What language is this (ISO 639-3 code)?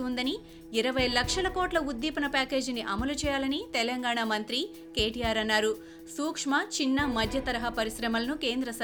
tel